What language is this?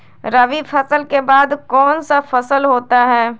Magahi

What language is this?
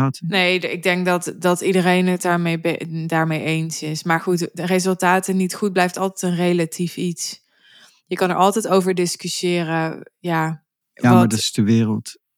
Dutch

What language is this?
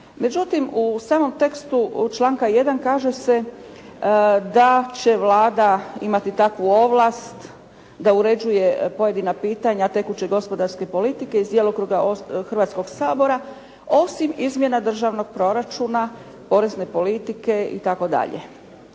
Croatian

